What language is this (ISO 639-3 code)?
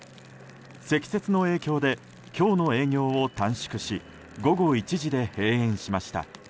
jpn